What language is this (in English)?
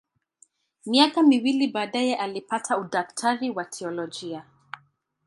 Swahili